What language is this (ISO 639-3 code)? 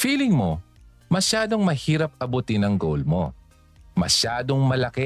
fil